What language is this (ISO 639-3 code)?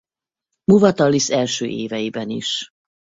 hun